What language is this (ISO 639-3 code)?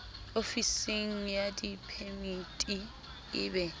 sot